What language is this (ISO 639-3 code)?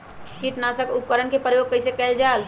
mag